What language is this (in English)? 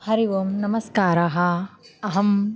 Sanskrit